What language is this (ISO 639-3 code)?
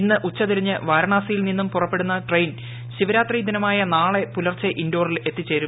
mal